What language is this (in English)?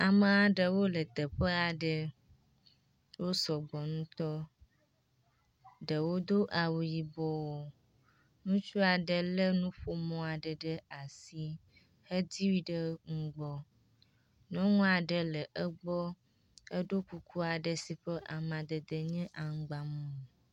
Ewe